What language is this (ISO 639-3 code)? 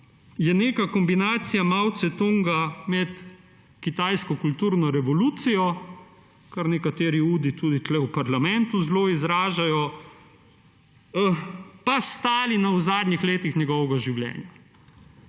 slv